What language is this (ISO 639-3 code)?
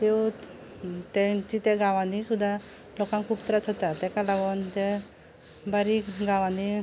kok